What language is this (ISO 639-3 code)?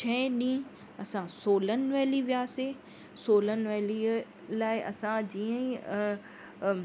snd